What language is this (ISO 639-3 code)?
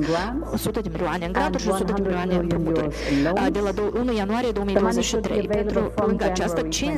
ron